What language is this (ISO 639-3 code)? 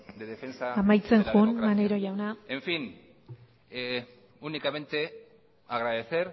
spa